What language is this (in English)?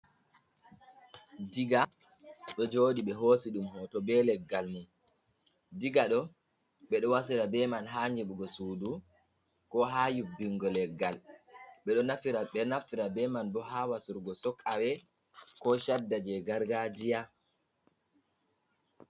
Fula